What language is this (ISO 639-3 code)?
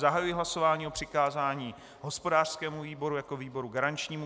ces